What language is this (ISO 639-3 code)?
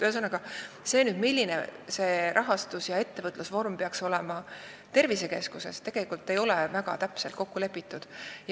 est